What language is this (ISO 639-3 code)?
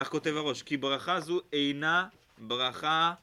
heb